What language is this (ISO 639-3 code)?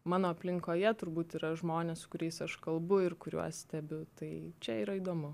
lit